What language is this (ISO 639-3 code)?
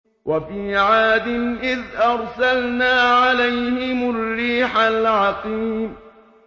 ara